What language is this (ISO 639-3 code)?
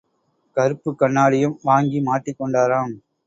tam